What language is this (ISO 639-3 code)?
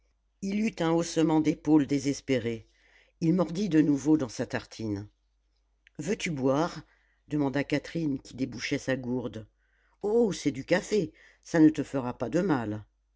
fra